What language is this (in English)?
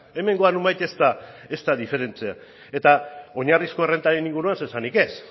Basque